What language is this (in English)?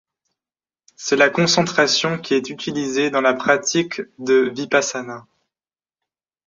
French